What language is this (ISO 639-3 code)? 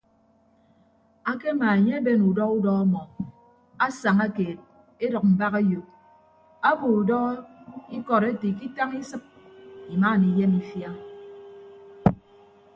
ibb